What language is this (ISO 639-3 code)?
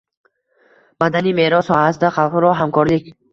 uzb